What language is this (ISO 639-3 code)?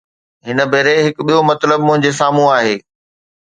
snd